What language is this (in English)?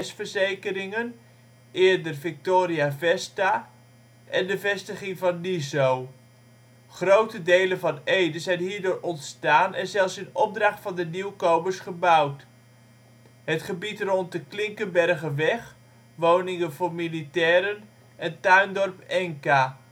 Dutch